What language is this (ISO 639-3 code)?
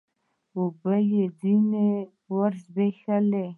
pus